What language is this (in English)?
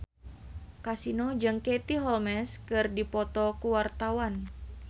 Sundanese